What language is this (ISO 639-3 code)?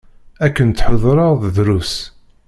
kab